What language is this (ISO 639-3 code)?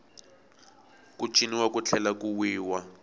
tso